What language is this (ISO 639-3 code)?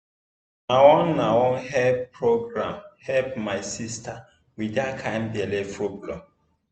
pcm